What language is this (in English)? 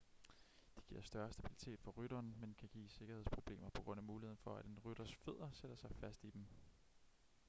Danish